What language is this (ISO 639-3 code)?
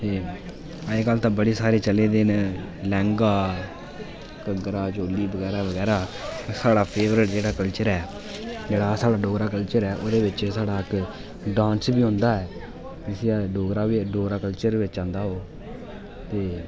doi